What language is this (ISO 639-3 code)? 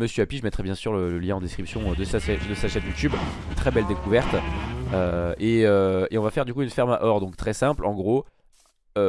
fra